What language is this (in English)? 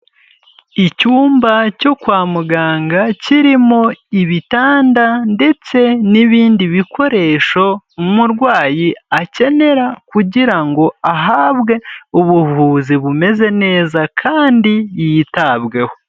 Kinyarwanda